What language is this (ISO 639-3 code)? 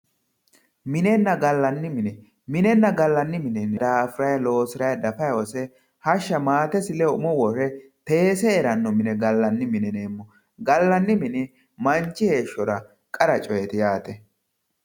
sid